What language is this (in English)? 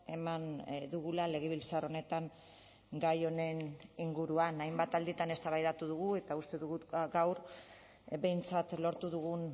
Basque